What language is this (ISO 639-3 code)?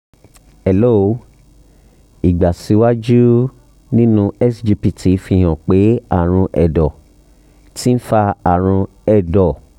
yor